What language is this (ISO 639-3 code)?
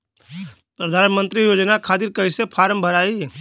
bho